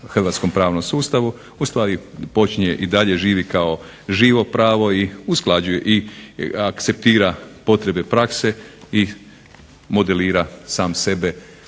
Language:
Croatian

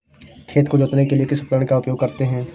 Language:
Hindi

